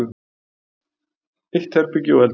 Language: Icelandic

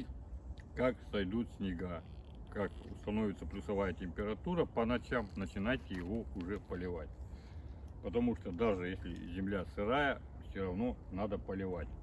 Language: Russian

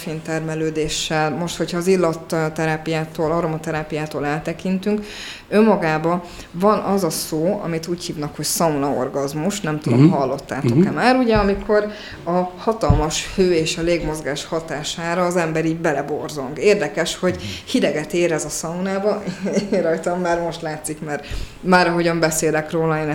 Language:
Hungarian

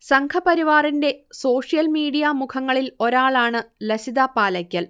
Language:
Malayalam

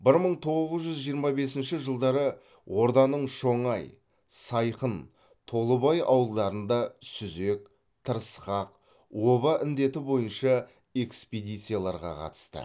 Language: Kazakh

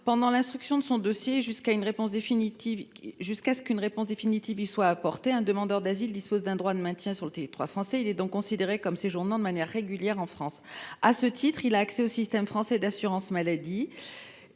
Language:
French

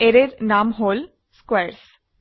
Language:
Assamese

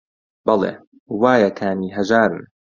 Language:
Central Kurdish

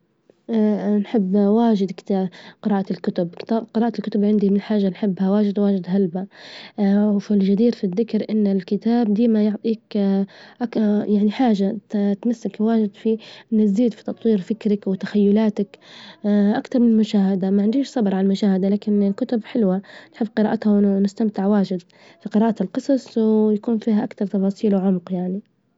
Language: Libyan Arabic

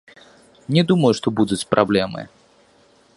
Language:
Belarusian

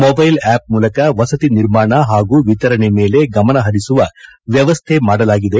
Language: Kannada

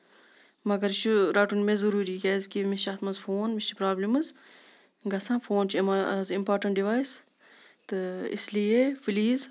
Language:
Kashmiri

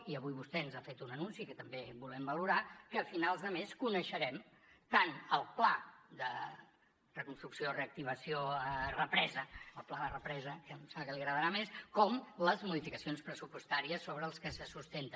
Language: Catalan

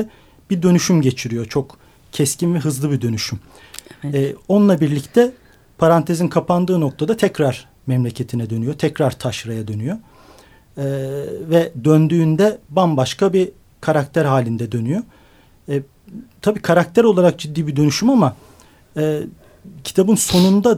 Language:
Turkish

